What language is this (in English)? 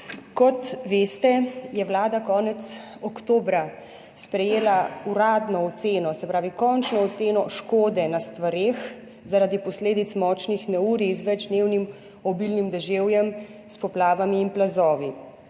Slovenian